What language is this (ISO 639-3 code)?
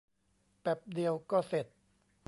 tha